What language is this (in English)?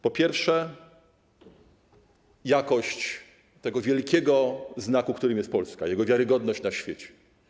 Polish